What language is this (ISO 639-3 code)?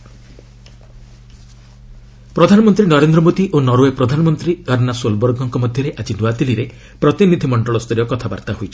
ori